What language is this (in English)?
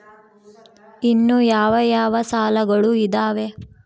Kannada